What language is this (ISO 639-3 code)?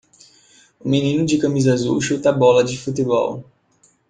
por